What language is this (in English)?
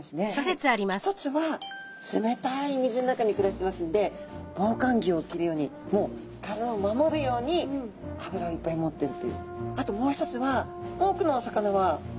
Japanese